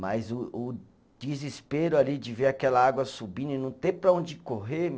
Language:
Portuguese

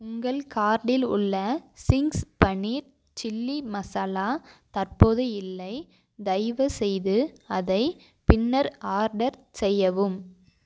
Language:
Tamil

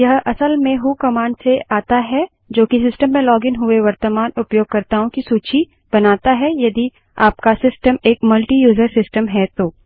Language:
Hindi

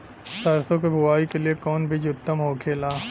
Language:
Bhojpuri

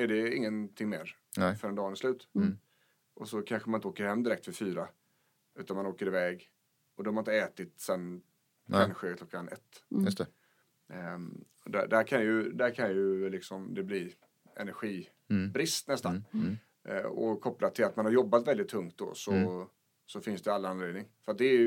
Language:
Swedish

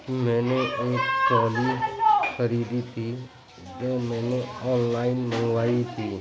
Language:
Urdu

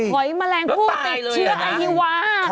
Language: Thai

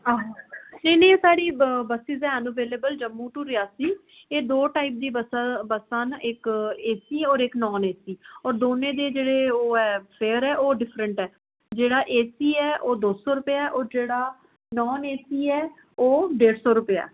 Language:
Dogri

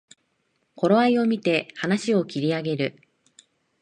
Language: Japanese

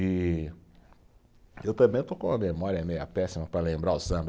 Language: Portuguese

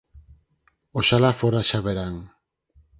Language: Galician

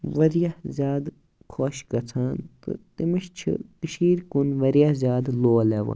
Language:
Kashmiri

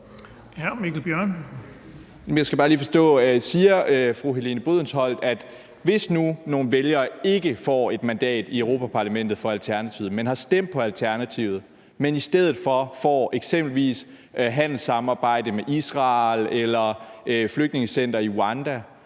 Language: Danish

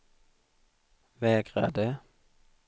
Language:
Swedish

